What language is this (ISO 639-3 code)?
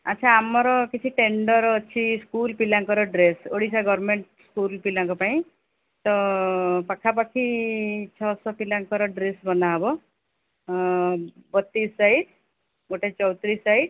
ori